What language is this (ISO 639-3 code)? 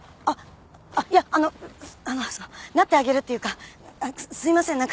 jpn